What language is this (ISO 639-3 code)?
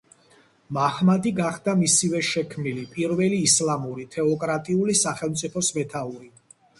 kat